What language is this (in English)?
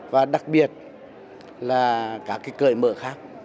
Vietnamese